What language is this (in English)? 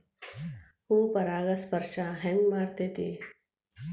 Kannada